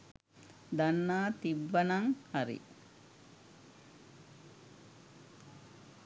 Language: Sinhala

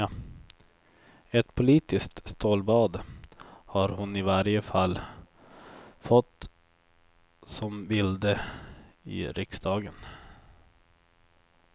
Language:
Swedish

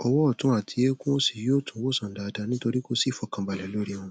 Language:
Yoruba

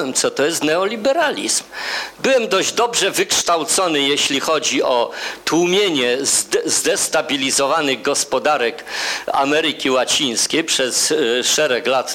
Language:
Polish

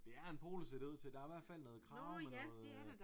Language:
Danish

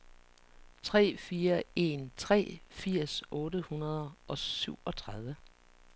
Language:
Danish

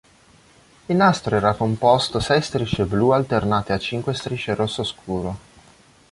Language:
Italian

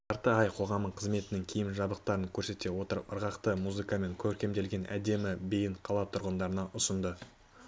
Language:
Kazakh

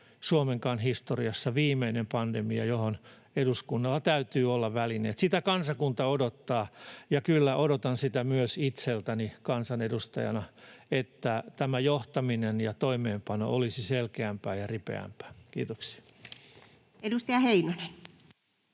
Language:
Finnish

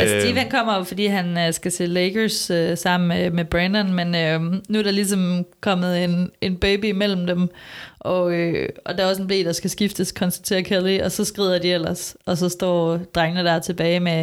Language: Danish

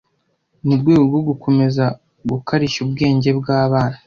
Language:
Kinyarwanda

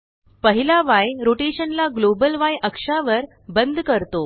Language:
Marathi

